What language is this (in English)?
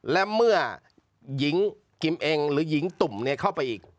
Thai